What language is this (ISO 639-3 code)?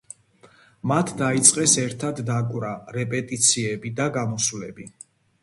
kat